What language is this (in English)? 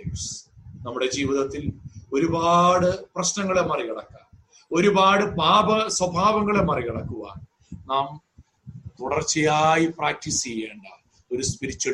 Malayalam